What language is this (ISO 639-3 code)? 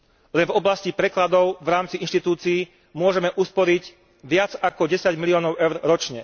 slk